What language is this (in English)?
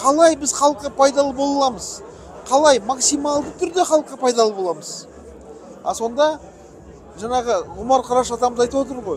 Turkish